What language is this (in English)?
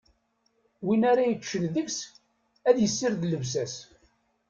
Kabyle